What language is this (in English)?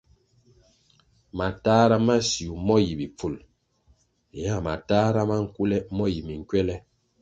Kwasio